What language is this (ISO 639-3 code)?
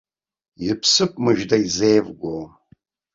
abk